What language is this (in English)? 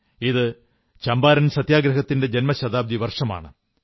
Malayalam